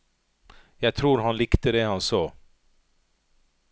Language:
Norwegian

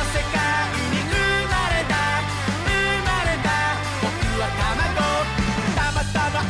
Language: Japanese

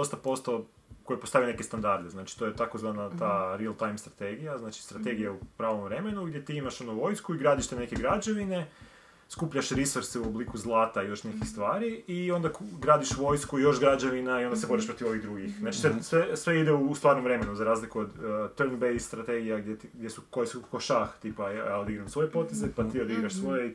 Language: Croatian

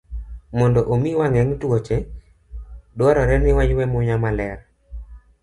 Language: Luo (Kenya and Tanzania)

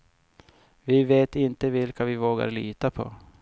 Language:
Swedish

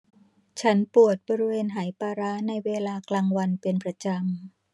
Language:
Thai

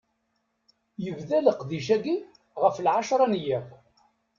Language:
Kabyle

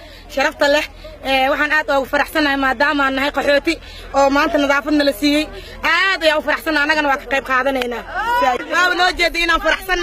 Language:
Arabic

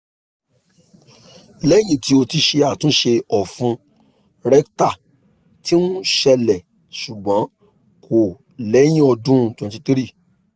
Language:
Yoruba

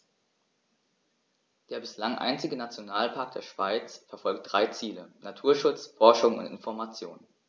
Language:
German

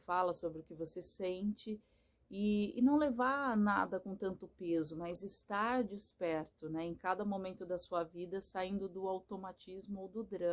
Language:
Portuguese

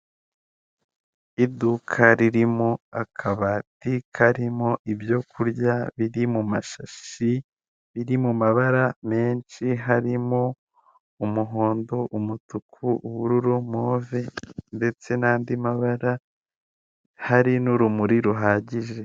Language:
Kinyarwanda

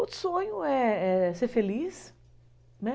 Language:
Portuguese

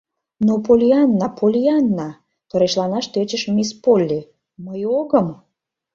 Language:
Mari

